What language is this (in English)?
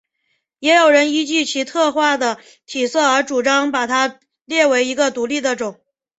Chinese